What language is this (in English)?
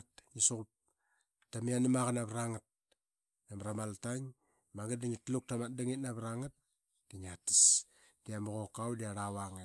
Qaqet